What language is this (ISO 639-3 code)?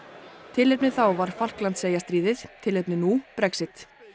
isl